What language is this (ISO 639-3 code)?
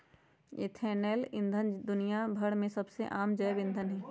mag